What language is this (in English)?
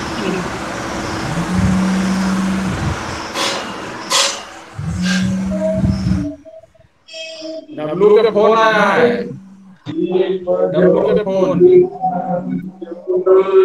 Hindi